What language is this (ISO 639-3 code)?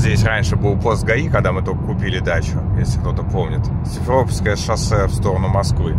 rus